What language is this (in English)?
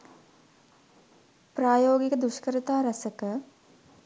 Sinhala